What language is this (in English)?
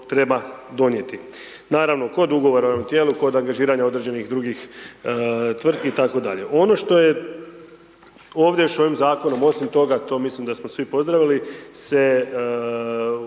Croatian